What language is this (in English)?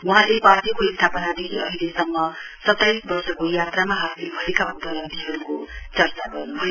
Nepali